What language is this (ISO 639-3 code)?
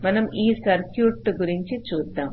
tel